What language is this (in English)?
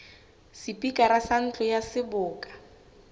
Southern Sotho